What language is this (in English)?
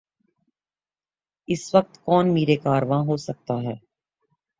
Urdu